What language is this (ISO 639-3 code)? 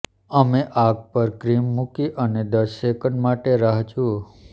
guj